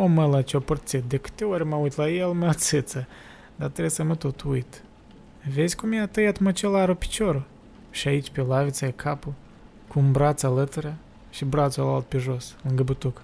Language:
Romanian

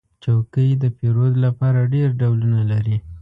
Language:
Pashto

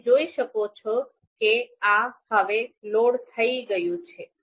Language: Gujarati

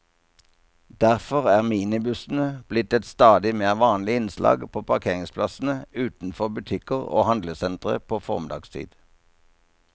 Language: Norwegian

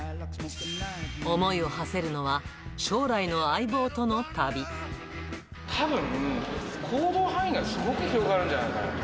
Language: Japanese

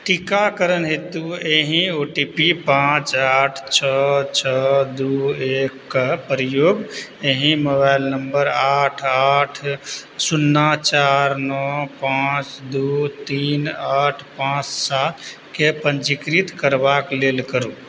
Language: Maithili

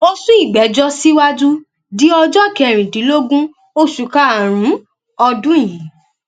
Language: Yoruba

